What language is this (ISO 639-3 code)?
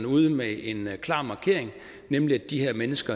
dan